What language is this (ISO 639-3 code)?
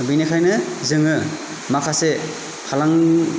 brx